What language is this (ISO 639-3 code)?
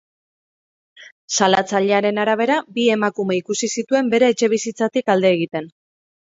eus